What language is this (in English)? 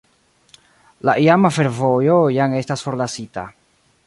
Esperanto